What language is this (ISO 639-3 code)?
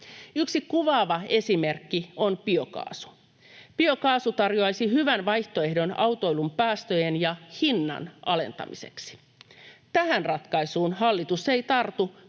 fin